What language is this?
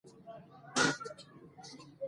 Pashto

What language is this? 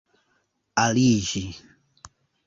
Esperanto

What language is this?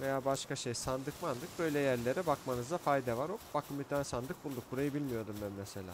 Turkish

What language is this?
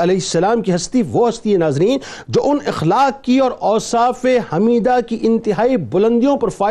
Urdu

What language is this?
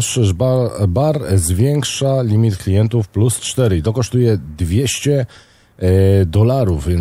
Polish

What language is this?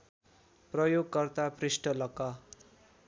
Nepali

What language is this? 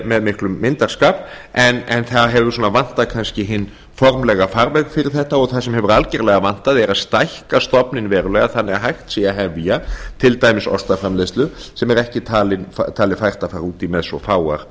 Icelandic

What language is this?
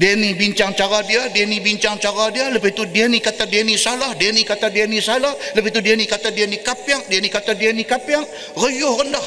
Malay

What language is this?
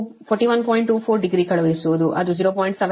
Kannada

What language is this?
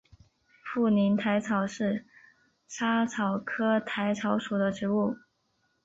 Chinese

